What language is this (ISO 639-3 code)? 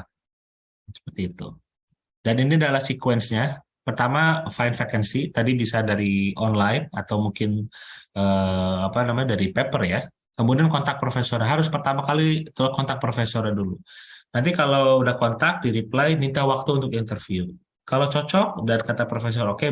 ind